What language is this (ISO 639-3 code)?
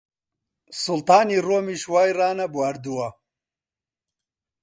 ckb